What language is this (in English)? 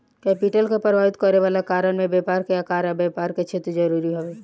Bhojpuri